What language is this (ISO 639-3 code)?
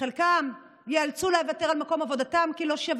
heb